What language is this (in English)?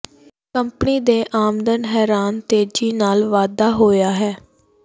Punjabi